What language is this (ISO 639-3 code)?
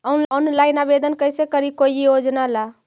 mag